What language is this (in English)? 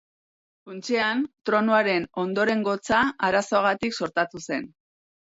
Basque